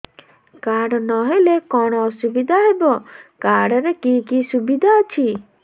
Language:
Odia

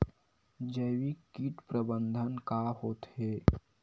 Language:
Chhattisgarhi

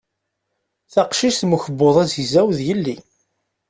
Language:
Kabyle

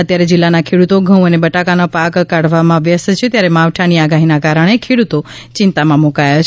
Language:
Gujarati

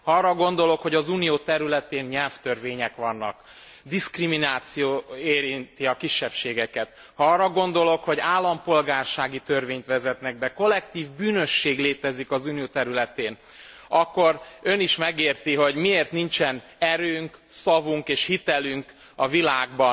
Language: Hungarian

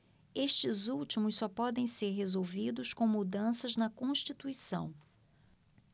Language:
Portuguese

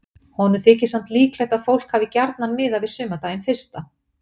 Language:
Icelandic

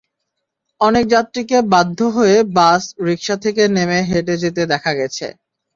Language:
Bangla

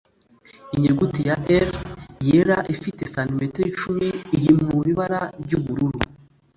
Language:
Kinyarwanda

